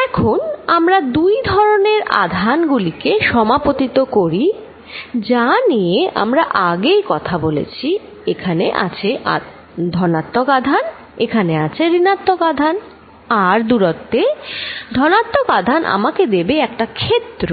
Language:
Bangla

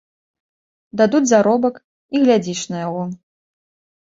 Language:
Belarusian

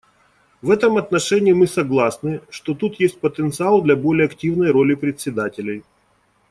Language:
Russian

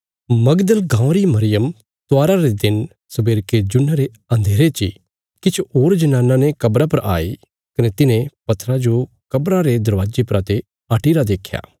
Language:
Bilaspuri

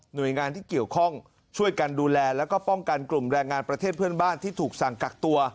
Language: Thai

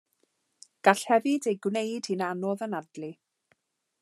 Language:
Welsh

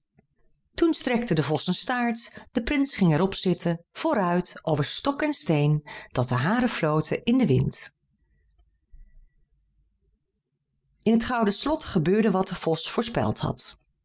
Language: Dutch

